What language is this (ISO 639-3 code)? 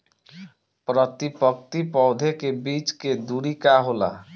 bho